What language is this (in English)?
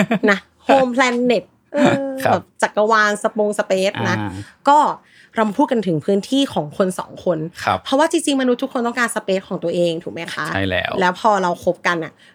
Thai